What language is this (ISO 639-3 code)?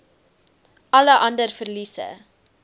afr